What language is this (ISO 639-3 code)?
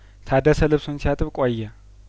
amh